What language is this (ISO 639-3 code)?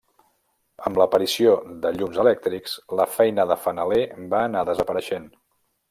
cat